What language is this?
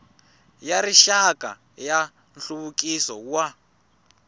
Tsonga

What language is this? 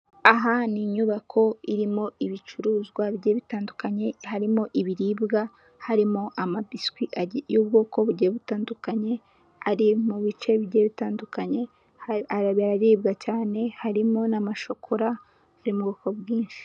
Kinyarwanda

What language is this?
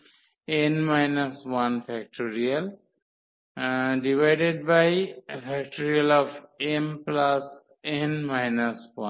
Bangla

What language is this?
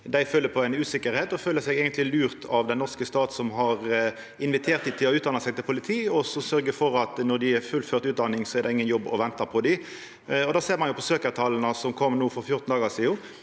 Norwegian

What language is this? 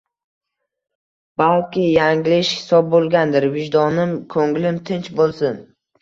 Uzbek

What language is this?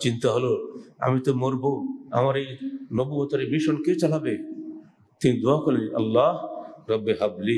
Turkish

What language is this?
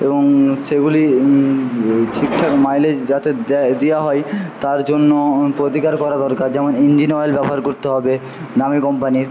Bangla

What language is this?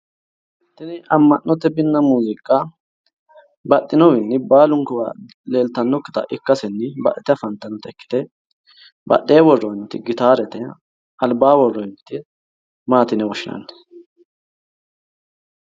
Sidamo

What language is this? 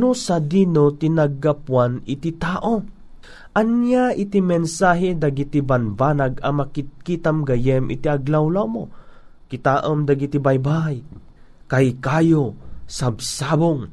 Filipino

